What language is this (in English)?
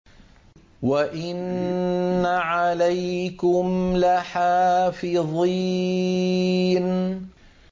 Arabic